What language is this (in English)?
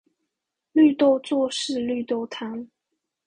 Chinese